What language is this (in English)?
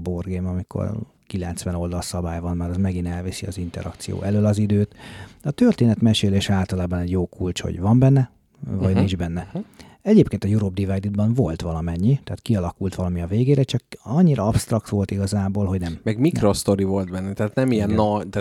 Hungarian